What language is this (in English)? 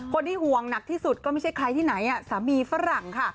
Thai